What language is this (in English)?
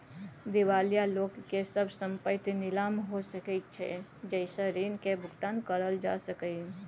Maithili